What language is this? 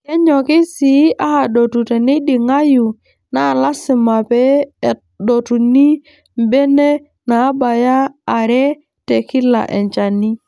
Masai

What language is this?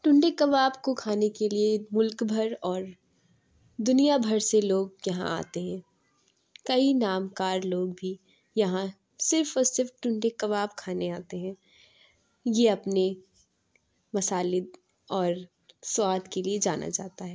Urdu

